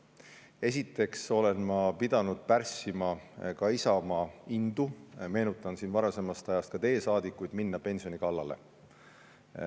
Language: Estonian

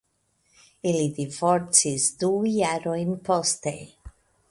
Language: Esperanto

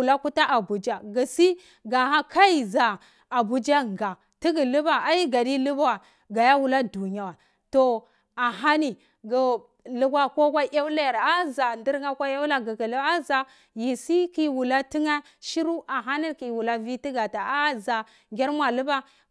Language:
Cibak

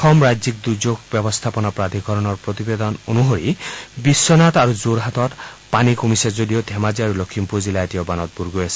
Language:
Assamese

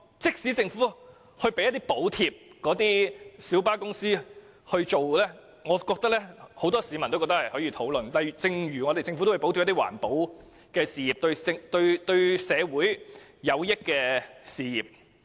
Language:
Cantonese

